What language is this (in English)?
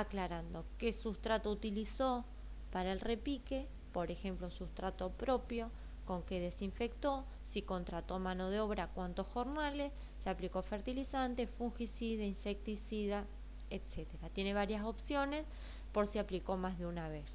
Spanish